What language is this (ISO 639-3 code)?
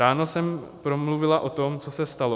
ces